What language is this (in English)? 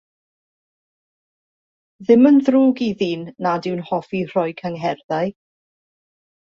Welsh